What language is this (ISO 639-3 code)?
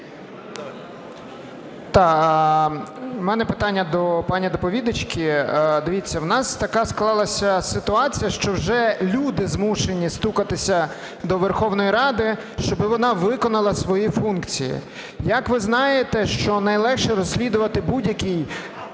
ukr